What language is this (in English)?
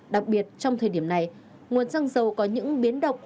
Vietnamese